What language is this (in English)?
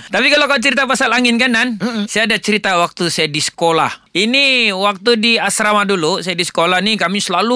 Malay